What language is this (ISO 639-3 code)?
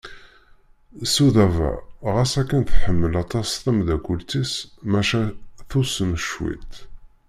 kab